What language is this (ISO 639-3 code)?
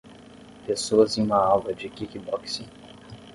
por